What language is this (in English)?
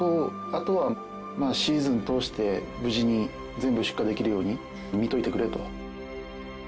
Japanese